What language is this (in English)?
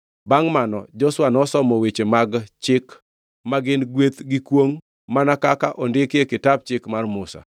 Luo (Kenya and Tanzania)